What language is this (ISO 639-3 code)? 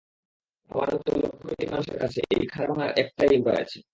ben